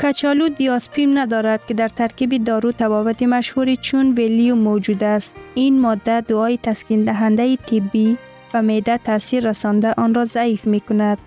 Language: Persian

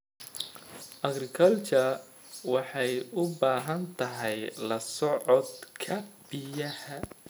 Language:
Somali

